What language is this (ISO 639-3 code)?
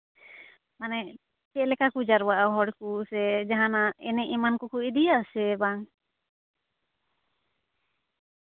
sat